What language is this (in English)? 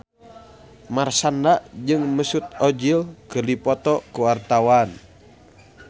Sundanese